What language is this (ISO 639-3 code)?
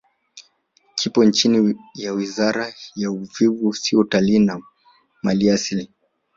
swa